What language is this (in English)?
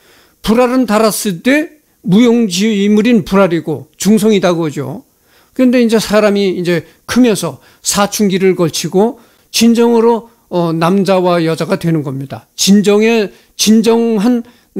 Korean